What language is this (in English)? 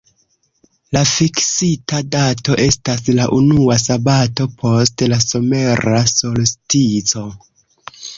Esperanto